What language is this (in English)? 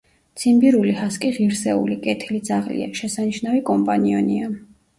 Georgian